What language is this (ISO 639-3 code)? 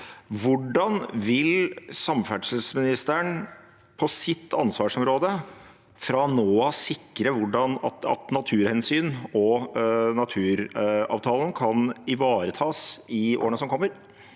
nor